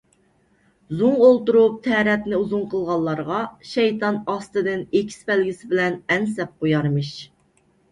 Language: Uyghur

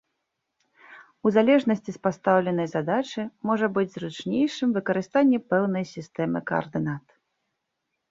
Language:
Belarusian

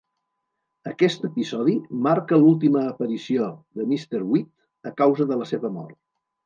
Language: Catalan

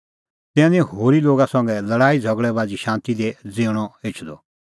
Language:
Kullu Pahari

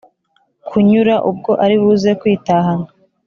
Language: Kinyarwanda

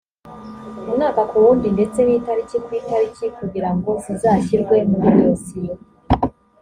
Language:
Kinyarwanda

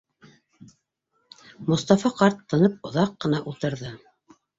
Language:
Bashkir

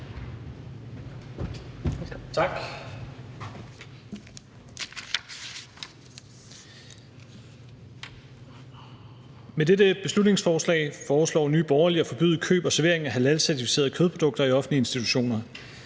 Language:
Danish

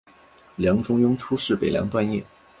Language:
Chinese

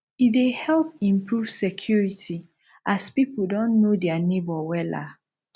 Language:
Nigerian Pidgin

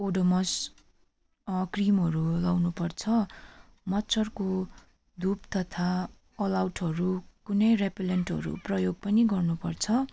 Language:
Nepali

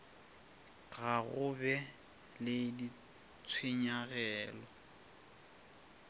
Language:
Northern Sotho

